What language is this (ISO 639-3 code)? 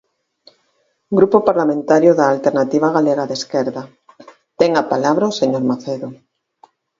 glg